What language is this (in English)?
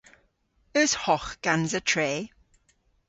Cornish